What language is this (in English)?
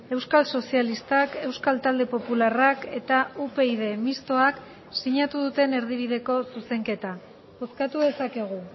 Basque